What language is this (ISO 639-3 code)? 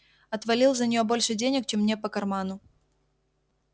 rus